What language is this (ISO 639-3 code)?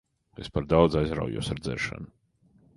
lav